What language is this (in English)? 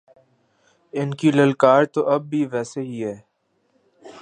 Urdu